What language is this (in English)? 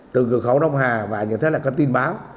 Vietnamese